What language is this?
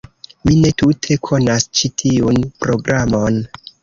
Esperanto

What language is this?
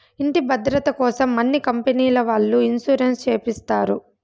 Telugu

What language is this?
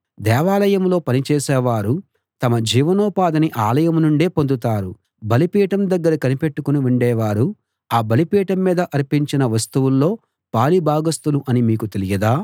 Telugu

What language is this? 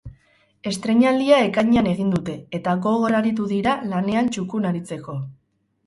Basque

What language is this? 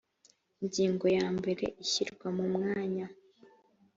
Kinyarwanda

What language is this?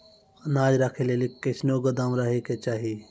Maithili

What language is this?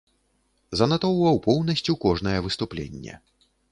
Belarusian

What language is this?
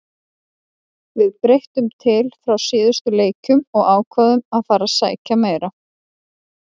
Icelandic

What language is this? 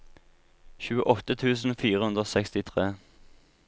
Norwegian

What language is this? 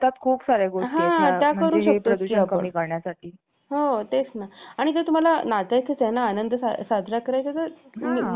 Marathi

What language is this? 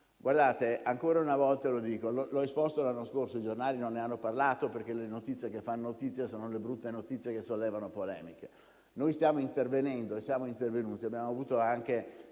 Italian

